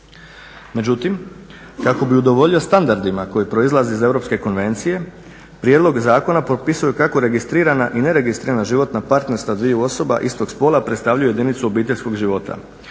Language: Croatian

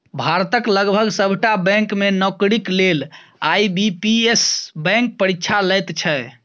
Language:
Maithili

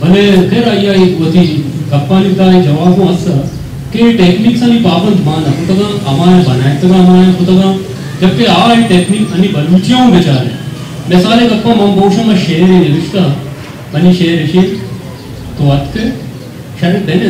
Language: Hindi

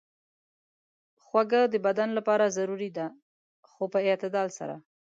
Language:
Pashto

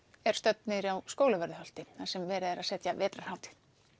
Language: Icelandic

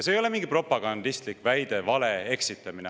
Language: Estonian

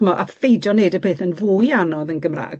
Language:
Welsh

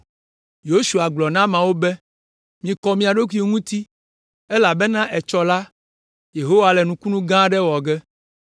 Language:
Ewe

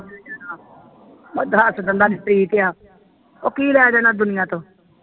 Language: Punjabi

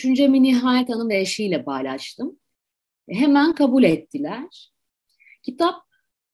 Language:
Turkish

